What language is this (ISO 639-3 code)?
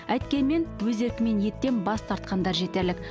kaz